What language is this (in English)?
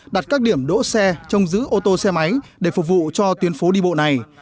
Vietnamese